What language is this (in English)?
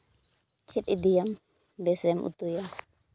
Santali